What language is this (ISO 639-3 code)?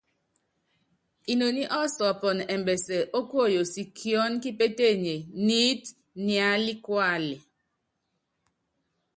yav